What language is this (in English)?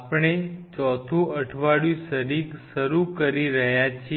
Gujarati